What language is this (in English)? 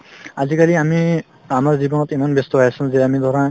Assamese